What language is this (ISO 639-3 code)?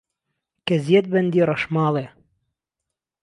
ckb